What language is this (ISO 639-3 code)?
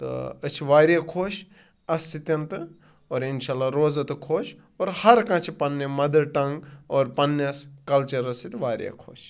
kas